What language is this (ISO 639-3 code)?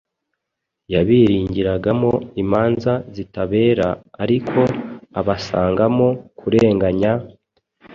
kin